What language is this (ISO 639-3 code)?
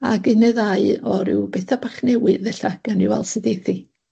cym